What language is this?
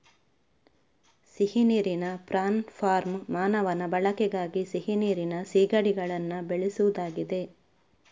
Kannada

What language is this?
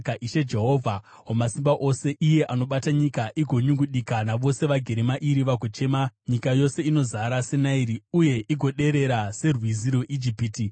Shona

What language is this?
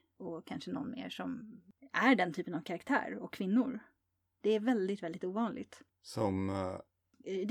Swedish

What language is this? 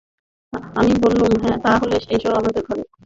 Bangla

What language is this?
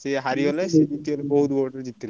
Odia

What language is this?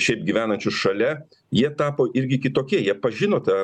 Lithuanian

